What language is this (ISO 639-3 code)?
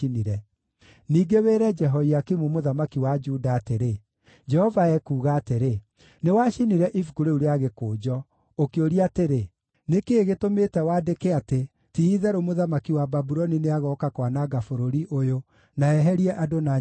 kik